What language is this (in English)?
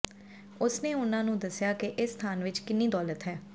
Punjabi